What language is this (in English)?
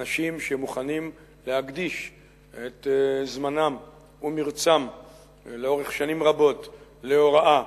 Hebrew